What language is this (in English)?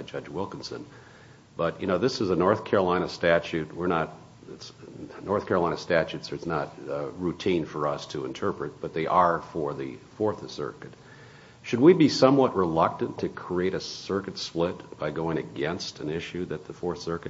English